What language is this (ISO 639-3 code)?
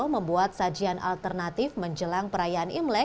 ind